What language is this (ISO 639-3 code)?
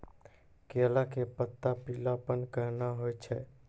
mai